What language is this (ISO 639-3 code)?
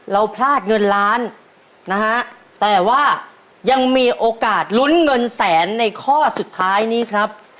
tha